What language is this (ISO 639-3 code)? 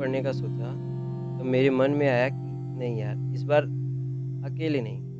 hin